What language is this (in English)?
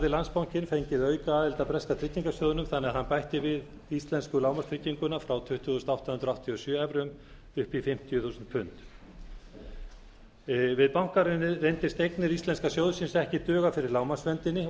Icelandic